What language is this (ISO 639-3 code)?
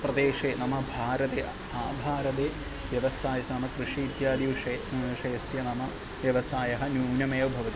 san